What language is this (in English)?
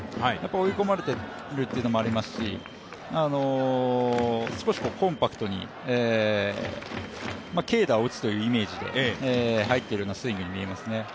Japanese